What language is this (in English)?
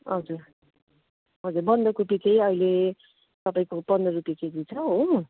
Nepali